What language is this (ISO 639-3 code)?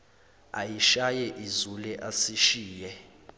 zul